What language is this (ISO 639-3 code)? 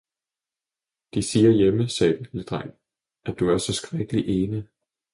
dan